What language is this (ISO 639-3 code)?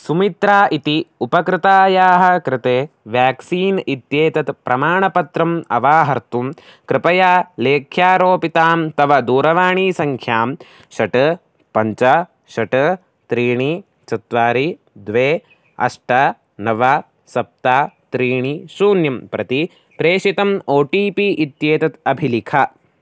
san